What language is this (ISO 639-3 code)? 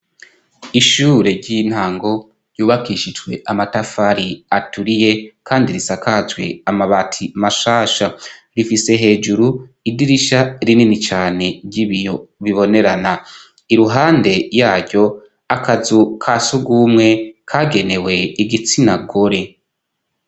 run